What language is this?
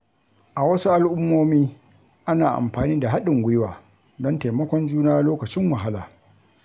Hausa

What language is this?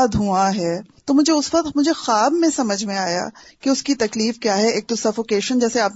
Urdu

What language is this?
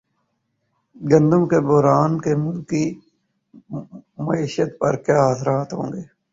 Urdu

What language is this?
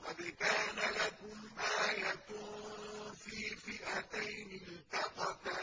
Arabic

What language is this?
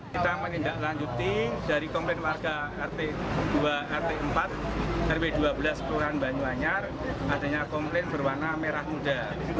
Indonesian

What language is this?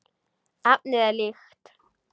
Icelandic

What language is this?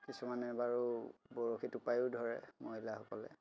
Assamese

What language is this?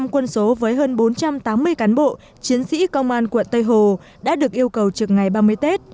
Vietnamese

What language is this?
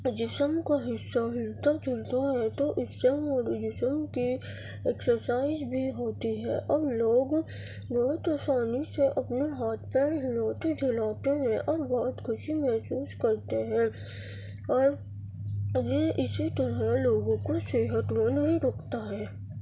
Urdu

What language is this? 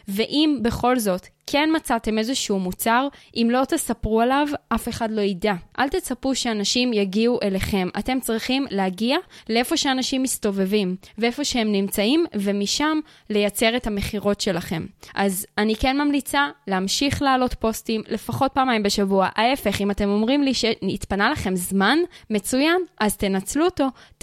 Hebrew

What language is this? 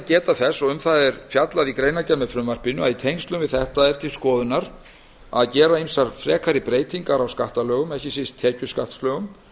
Icelandic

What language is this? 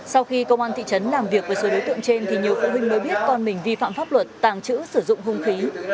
Vietnamese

